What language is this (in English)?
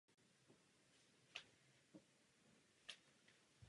Czech